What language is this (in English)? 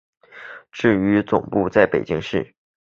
Chinese